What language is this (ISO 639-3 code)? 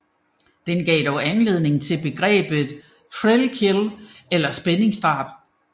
dan